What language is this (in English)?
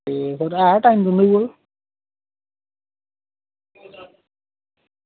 Dogri